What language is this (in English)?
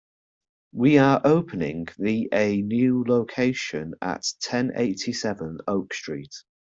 English